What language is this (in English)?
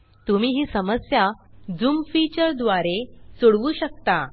Marathi